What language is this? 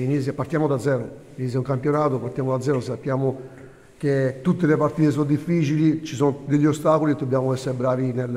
Italian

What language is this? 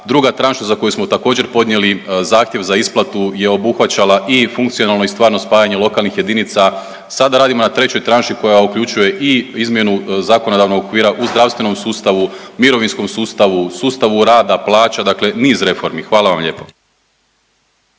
Croatian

